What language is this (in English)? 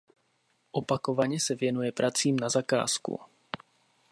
Czech